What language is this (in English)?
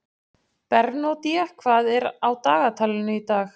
Icelandic